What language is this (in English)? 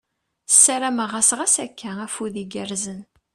Kabyle